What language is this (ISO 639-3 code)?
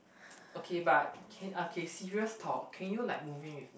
eng